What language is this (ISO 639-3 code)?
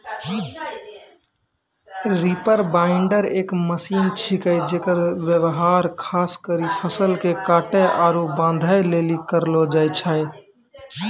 mai